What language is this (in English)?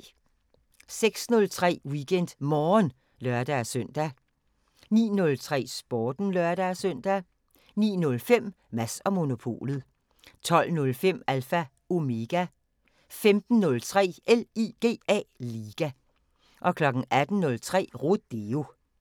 Danish